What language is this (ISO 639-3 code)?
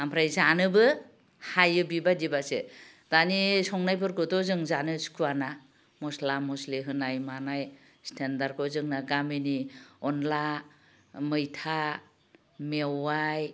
brx